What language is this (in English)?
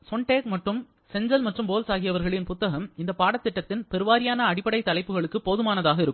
Tamil